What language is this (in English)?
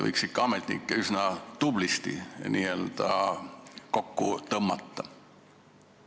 Estonian